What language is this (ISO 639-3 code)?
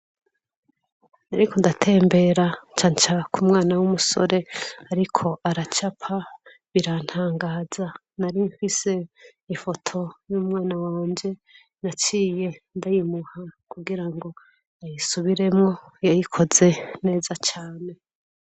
run